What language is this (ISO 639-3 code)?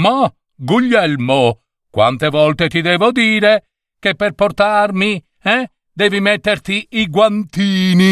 ita